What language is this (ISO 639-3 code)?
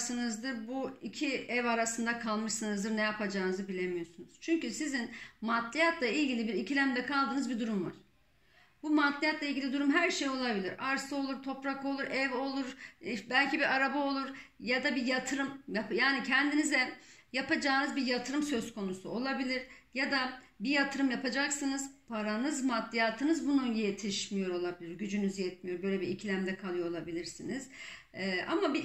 tur